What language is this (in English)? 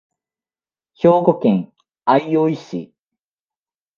Japanese